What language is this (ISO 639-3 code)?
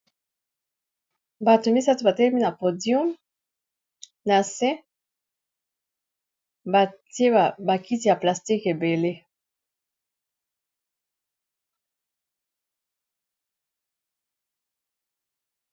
lin